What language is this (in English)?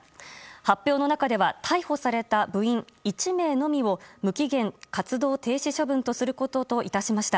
Japanese